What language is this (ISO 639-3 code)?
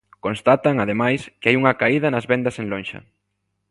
glg